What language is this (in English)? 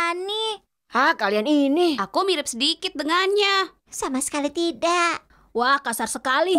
Indonesian